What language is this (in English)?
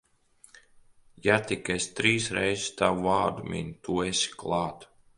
Latvian